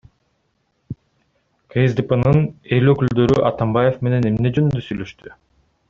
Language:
Kyrgyz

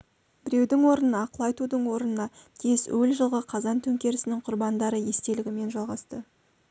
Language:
Kazakh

